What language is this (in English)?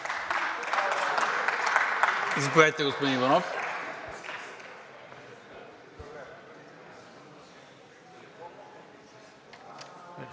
Bulgarian